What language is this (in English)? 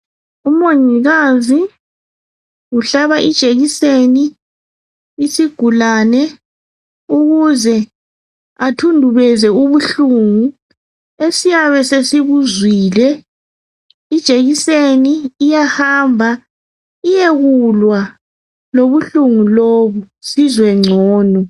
North Ndebele